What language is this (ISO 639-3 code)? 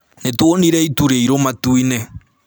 kik